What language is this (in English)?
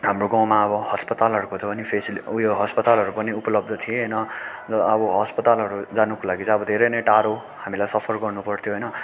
Nepali